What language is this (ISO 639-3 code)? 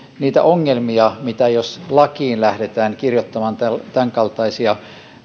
fin